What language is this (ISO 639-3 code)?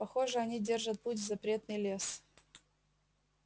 rus